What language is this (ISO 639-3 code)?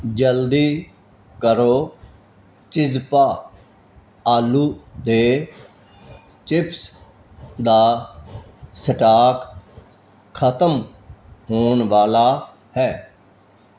pan